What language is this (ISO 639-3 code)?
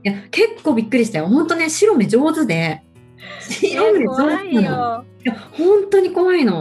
jpn